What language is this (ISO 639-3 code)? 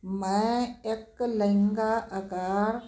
pan